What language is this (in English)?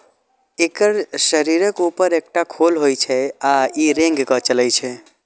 Maithili